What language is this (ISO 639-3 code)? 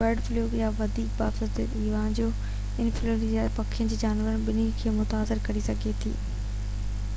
snd